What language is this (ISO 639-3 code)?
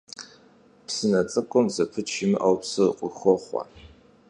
kbd